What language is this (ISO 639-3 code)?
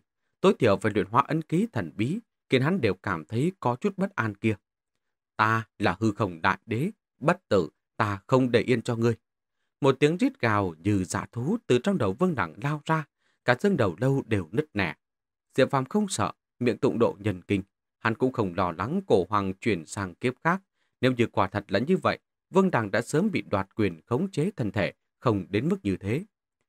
vie